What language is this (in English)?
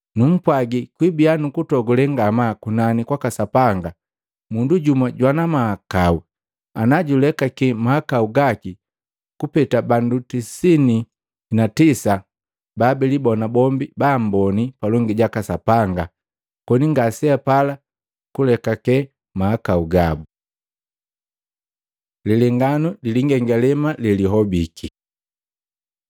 Matengo